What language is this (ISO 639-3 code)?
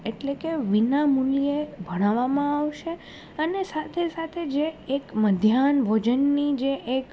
guj